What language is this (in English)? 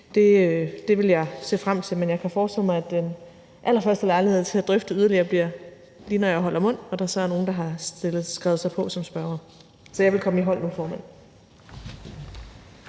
Danish